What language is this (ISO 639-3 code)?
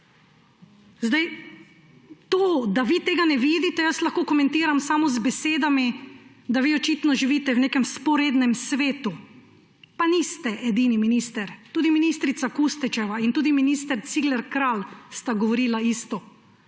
slv